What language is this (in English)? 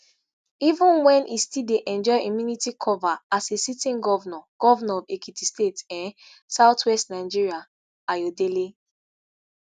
Nigerian Pidgin